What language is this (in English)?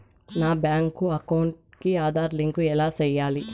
Telugu